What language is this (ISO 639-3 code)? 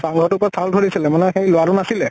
asm